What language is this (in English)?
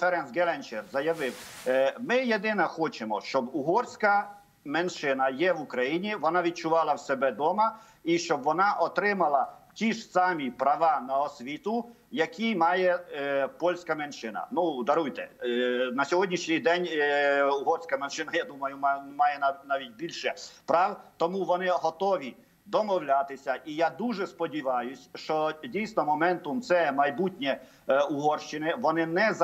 Ukrainian